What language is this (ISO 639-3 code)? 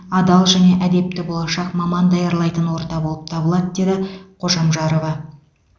kaz